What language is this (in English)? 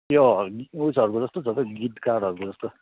Nepali